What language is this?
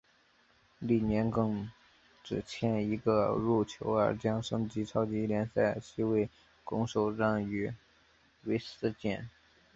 Chinese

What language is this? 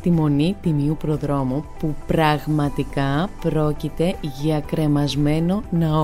Greek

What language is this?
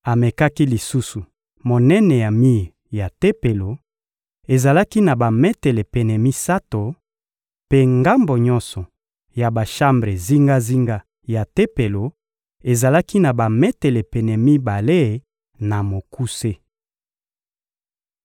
Lingala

